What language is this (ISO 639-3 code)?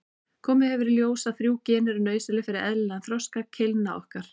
isl